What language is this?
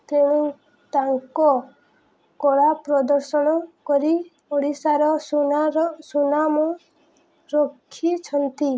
Odia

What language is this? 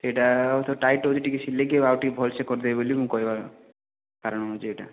Odia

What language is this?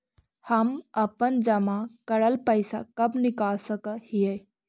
Magahi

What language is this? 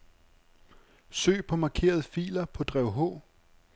Danish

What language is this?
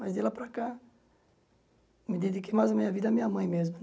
Portuguese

